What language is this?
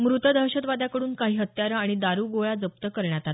Marathi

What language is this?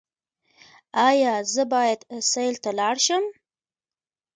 Pashto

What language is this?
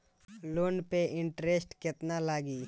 Bhojpuri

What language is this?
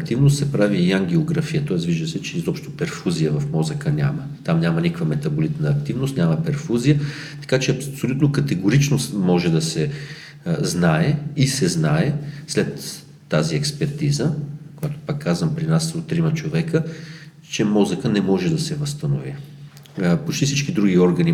Bulgarian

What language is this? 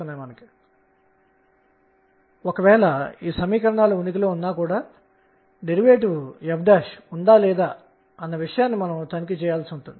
Telugu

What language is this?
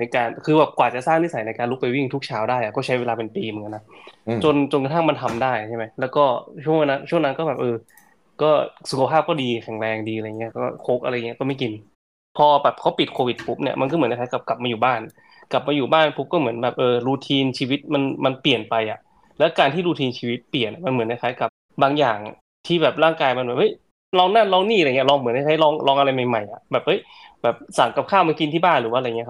Thai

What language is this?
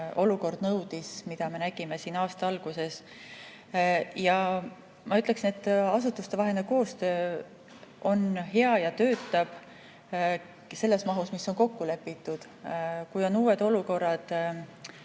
Estonian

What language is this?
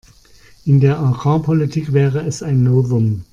German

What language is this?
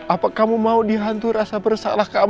Indonesian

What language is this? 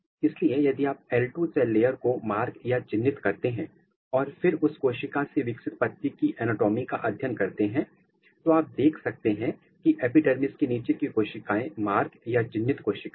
Hindi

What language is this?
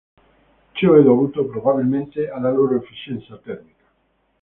Italian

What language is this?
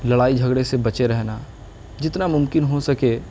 Urdu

